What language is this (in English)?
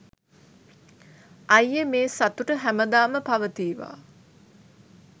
Sinhala